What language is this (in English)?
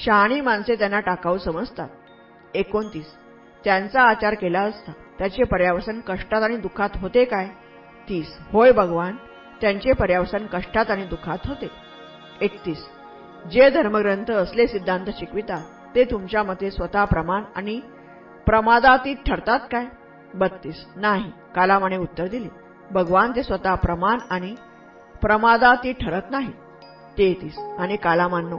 Marathi